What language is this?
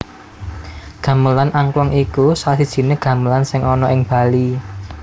Javanese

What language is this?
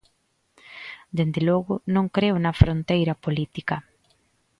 Galician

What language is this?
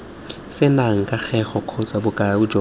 Tswana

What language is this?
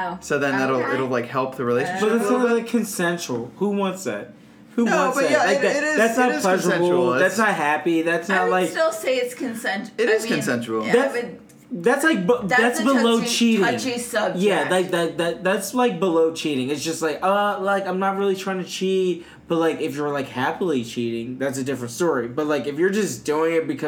English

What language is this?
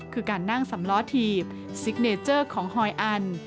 Thai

